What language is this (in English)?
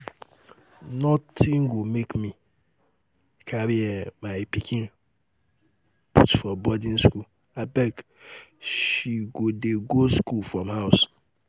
Nigerian Pidgin